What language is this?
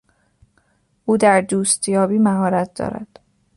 Persian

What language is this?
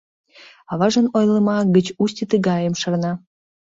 Mari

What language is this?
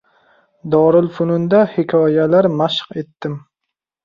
Uzbek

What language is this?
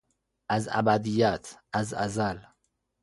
Persian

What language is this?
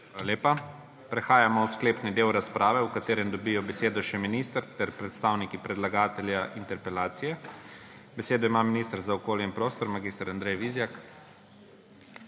Slovenian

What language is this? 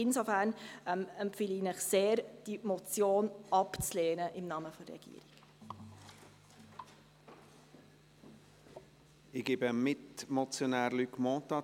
Swiss German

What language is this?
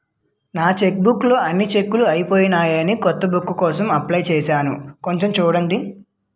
Telugu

